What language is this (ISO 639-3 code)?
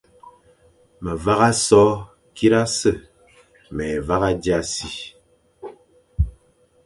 fan